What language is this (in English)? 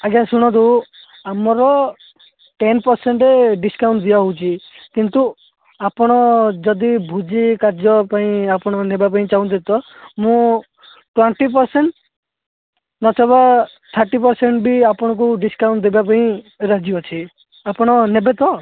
Odia